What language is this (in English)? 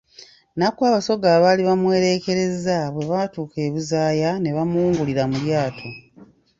Ganda